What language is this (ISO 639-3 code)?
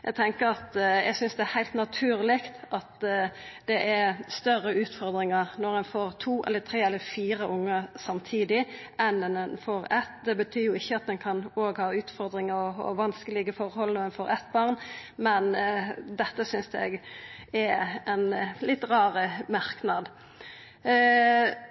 nno